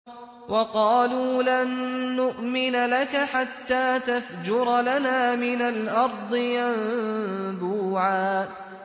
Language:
Arabic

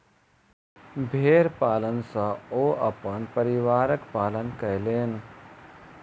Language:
Maithili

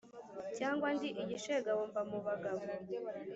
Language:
Kinyarwanda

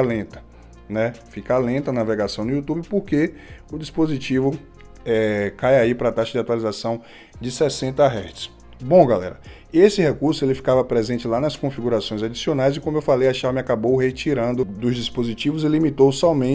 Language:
Portuguese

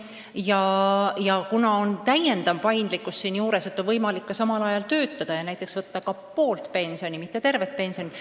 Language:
Estonian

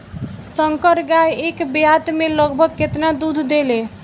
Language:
Bhojpuri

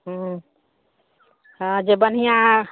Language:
Maithili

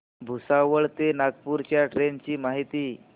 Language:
Marathi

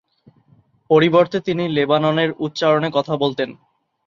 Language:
Bangla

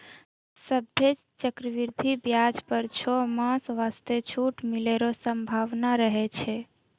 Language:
Maithili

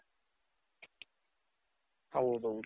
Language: Kannada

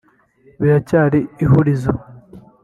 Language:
Kinyarwanda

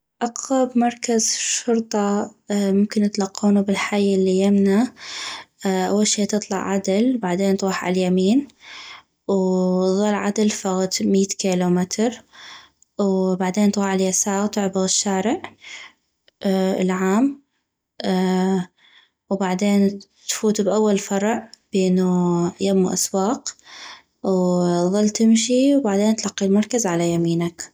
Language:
North Mesopotamian Arabic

